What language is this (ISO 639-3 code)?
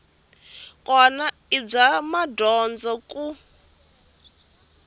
tso